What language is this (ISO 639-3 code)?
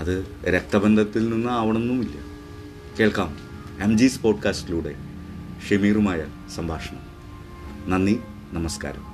mal